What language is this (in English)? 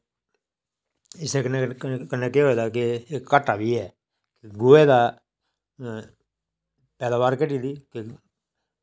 Dogri